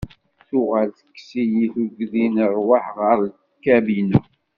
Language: Kabyle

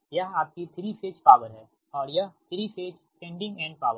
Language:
Hindi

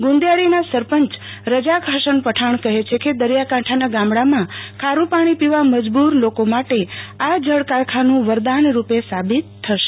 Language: Gujarati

